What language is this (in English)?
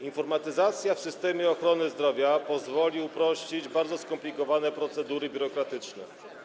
Polish